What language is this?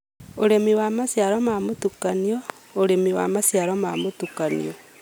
Kikuyu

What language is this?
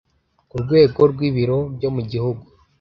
Kinyarwanda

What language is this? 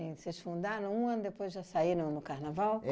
Portuguese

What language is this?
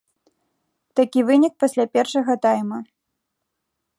Belarusian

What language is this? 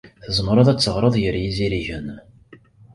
Kabyle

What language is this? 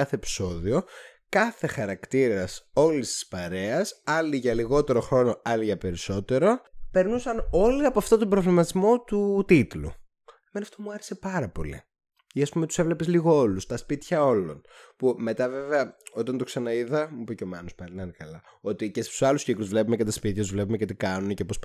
Greek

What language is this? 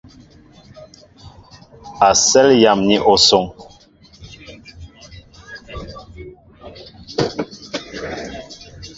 Mbo (Cameroon)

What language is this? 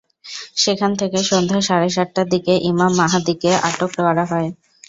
Bangla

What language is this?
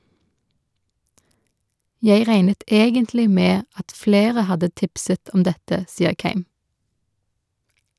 Norwegian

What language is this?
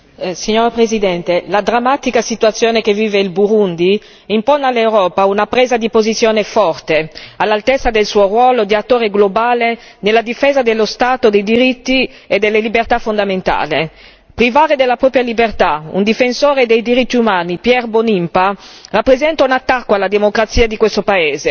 Italian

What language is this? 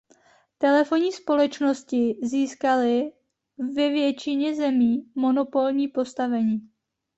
Czech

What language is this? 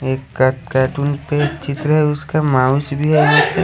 Hindi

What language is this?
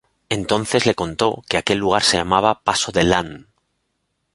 Spanish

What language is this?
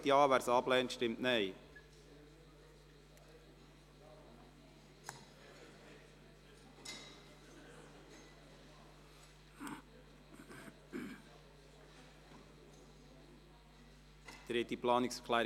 Swiss German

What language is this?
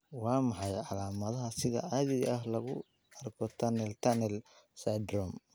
Somali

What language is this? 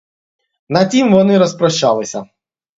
Ukrainian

